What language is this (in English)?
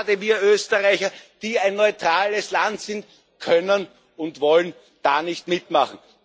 German